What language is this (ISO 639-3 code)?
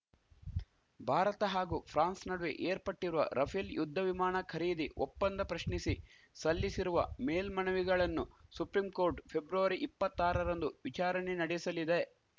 kan